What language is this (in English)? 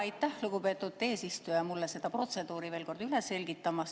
Estonian